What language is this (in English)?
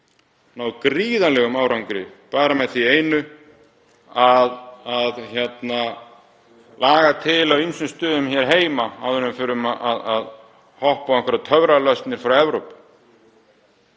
Icelandic